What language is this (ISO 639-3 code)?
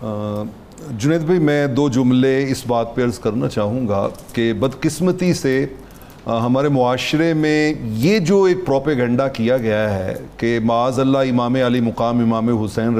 urd